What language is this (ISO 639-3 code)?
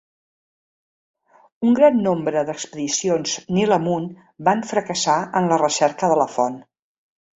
cat